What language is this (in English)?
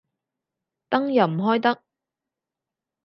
Cantonese